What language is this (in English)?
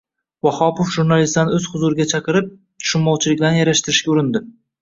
Uzbek